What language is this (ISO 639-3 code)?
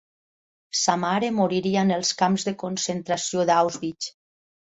cat